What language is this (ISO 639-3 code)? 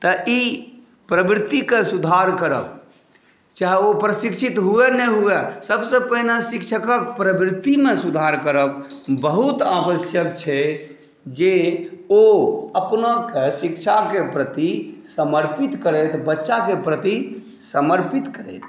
mai